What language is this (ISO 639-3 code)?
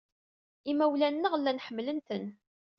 kab